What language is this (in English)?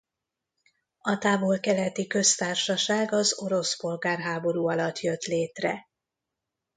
Hungarian